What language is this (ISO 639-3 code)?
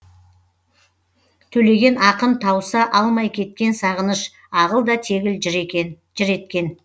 kaz